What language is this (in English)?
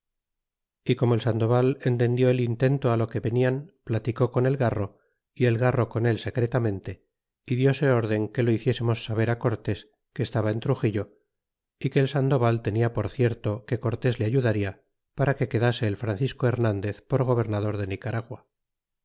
Spanish